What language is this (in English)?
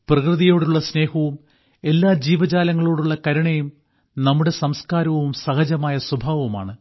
Malayalam